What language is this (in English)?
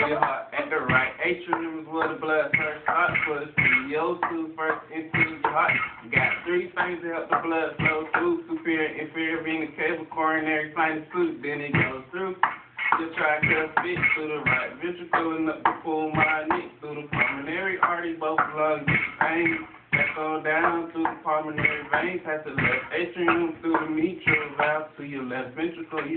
English